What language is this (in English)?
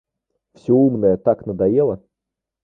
Russian